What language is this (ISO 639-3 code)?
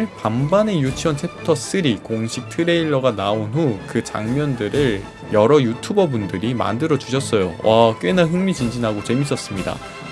kor